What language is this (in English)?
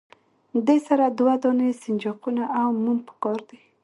Pashto